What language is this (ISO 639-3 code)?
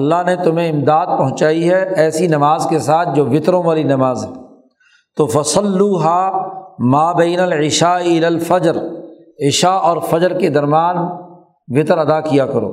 urd